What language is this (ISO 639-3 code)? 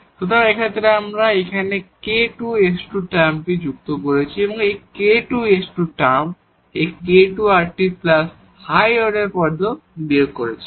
ben